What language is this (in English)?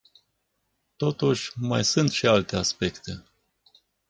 Romanian